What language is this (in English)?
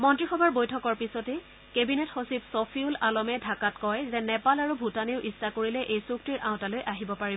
Assamese